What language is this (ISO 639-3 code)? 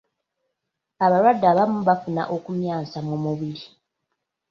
lug